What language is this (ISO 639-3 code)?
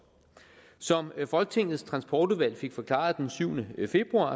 dan